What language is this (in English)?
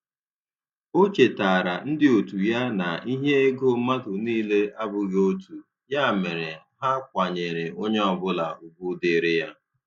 Igbo